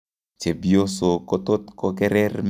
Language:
Kalenjin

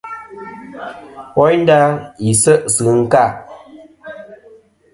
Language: Kom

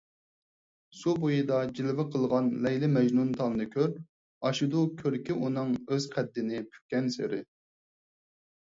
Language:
Uyghur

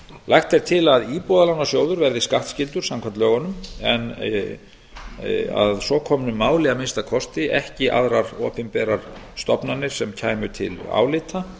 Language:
Icelandic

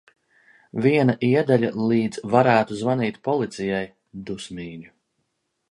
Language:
Latvian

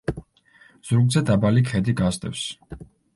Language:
Georgian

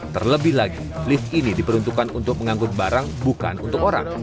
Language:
Indonesian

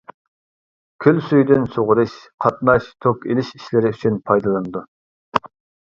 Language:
Uyghur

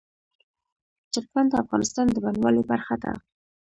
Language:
Pashto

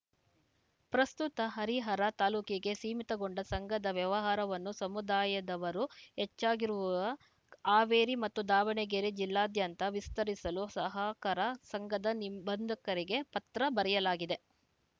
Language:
Kannada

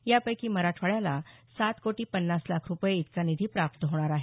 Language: Marathi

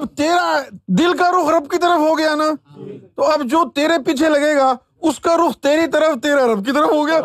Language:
Urdu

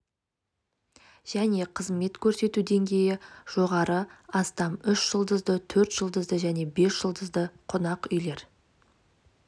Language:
Kazakh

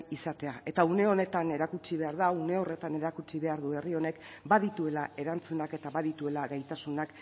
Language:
Basque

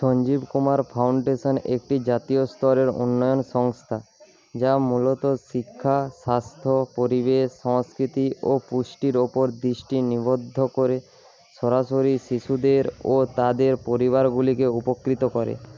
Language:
Bangla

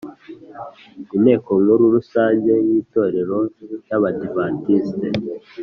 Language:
Kinyarwanda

